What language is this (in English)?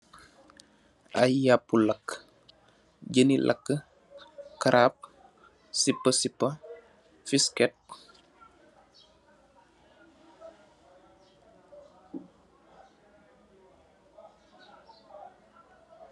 Wolof